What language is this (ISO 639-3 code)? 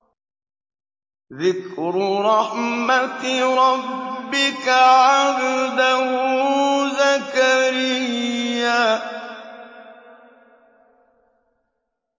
ara